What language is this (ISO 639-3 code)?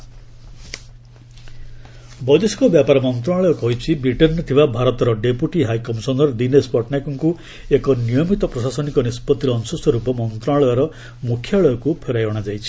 ori